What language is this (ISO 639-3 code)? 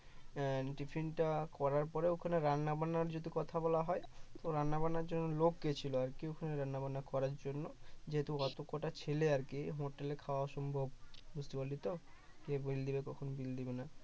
ben